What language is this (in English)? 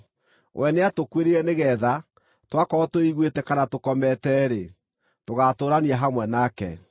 Kikuyu